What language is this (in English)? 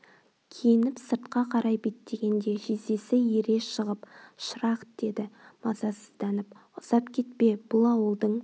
Kazakh